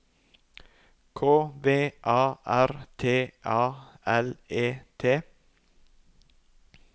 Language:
Norwegian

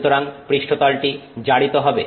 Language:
Bangla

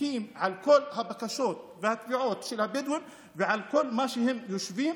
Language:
Hebrew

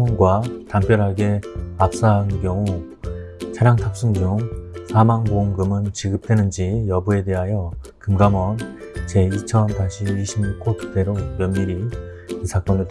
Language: Korean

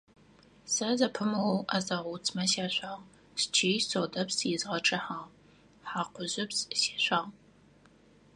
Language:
Adyghe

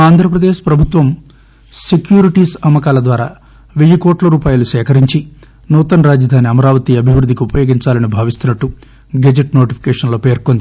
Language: Telugu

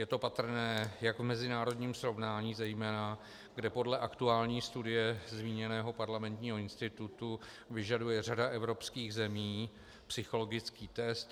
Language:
Czech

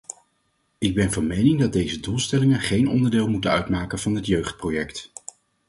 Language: Dutch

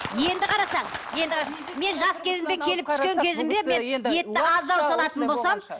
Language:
Kazakh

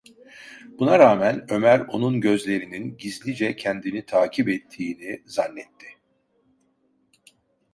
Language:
Turkish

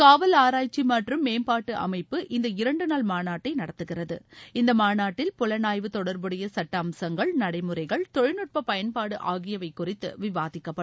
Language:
Tamil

